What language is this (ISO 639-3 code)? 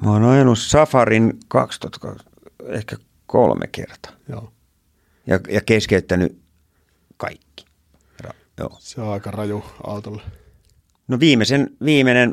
fin